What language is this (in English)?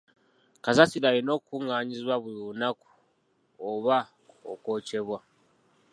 Ganda